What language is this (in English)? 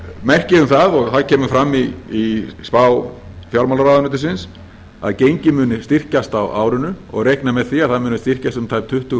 Icelandic